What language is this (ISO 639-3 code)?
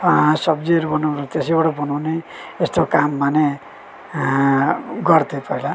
nep